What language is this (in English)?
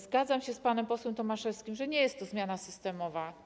Polish